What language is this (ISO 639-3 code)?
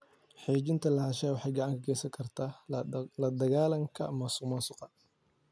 som